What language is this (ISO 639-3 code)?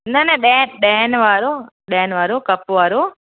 snd